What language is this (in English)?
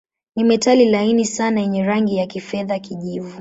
Swahili